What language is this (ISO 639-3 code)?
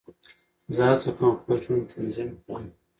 pus